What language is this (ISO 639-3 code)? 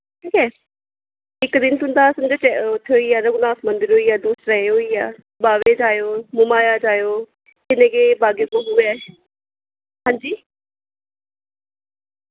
doi